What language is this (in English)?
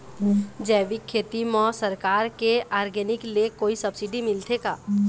Chhattisgarhi